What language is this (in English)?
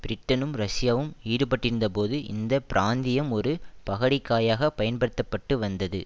Tamil